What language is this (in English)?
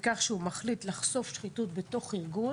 Hebrew